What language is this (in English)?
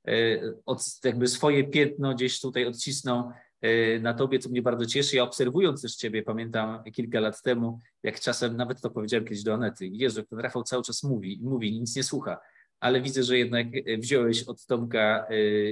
Polish